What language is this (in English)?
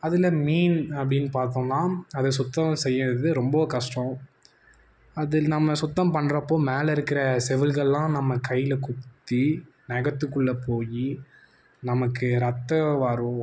Tamil